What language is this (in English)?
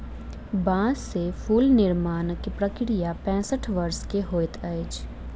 Maithili